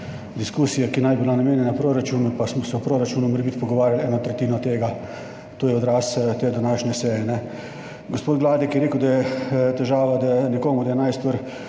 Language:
Slovenian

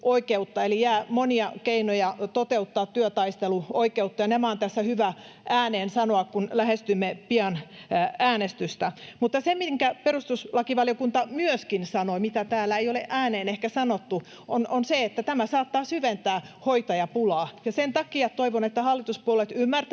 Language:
Finnish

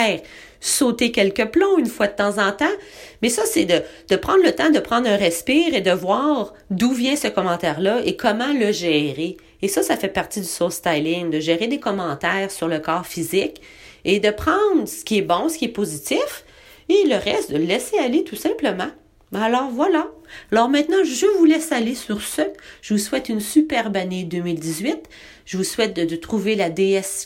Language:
French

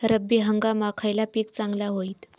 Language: Marathi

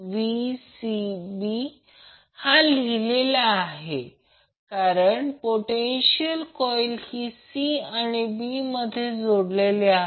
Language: Marathi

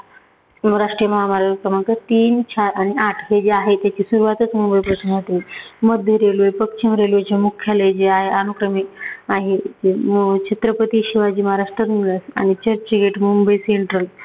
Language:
Marathi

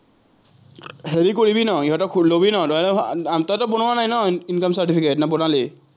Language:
Assamese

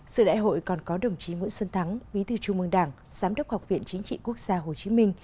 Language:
Vietnamese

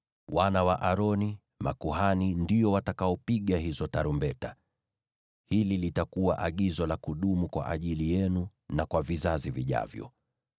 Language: Swahili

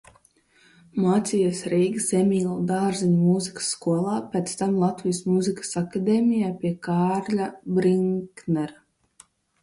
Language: Latvian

